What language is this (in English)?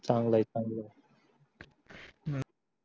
Marathi